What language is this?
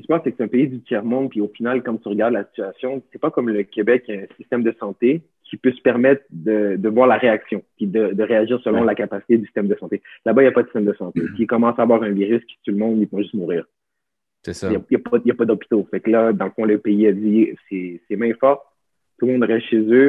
French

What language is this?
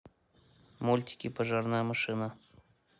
Russian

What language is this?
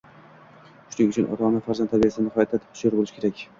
Uzbek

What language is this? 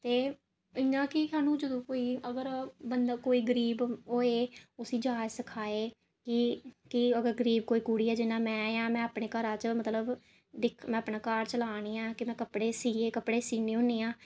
Dogri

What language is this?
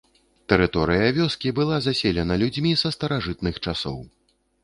Belarusian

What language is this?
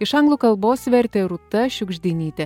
Lithuanian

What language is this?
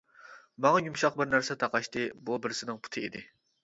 Uyghur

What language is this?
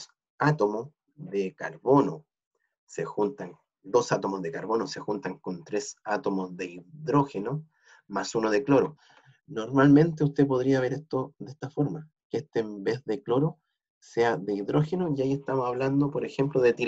Spanish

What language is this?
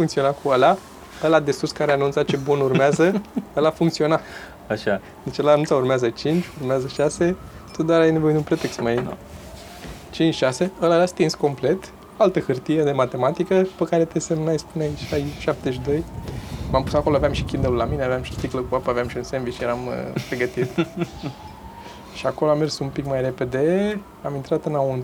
Romanian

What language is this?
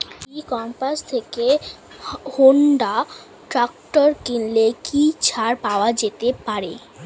Bangla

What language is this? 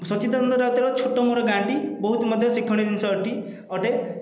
Odia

